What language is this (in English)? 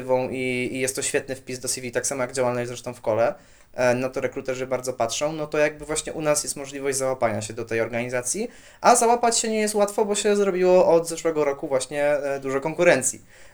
Polish